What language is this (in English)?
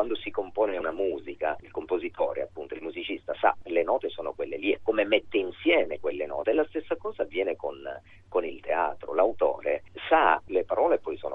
Italian